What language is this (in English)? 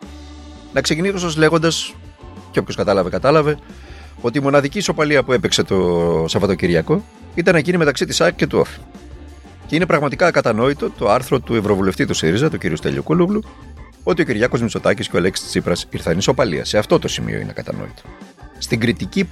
Greek